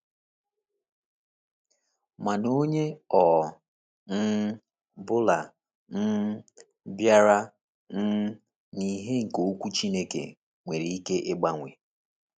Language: Igbo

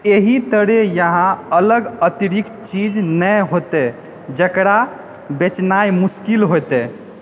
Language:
Maithili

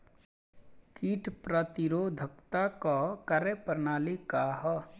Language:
Bhojpuri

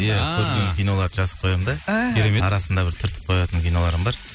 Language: Kazakh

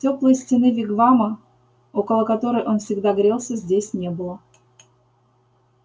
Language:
Russian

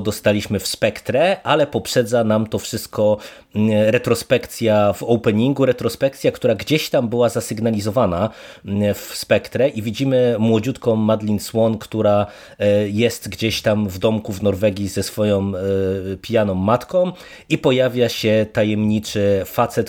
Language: Polish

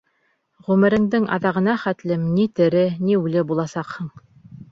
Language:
Bashkir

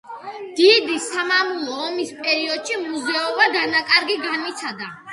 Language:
Georgian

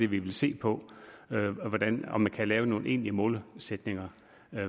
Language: Danish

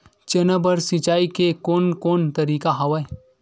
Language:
Chhattisgarhi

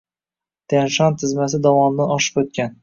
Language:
Uzbek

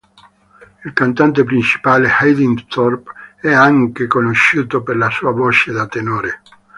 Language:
Italian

